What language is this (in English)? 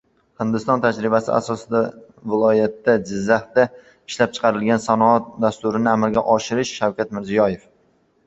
Uzbek